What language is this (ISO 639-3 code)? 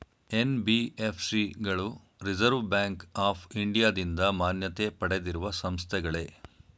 kan